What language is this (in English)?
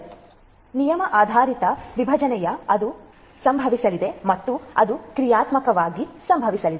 Kannada